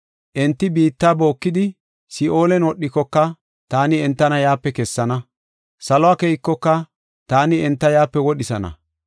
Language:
Gofa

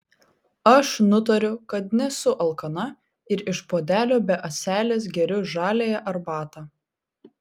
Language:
Lithuanian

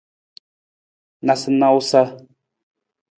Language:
Nawdm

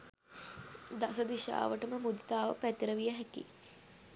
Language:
Sinhala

